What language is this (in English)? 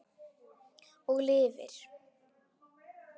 Icelandic